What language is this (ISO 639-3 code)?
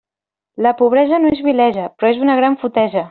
cat